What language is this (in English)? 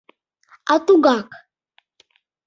Mari